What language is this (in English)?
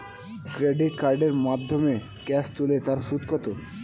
Bangla